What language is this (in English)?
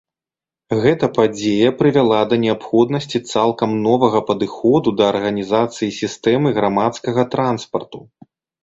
Belarusian